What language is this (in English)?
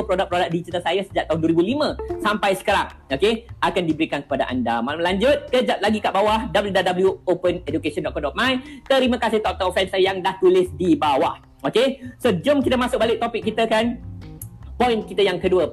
Malay